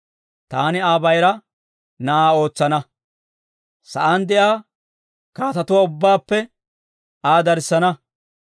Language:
Dawro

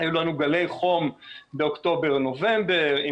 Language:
Hebrew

